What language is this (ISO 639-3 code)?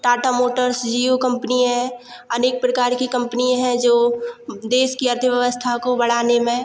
hin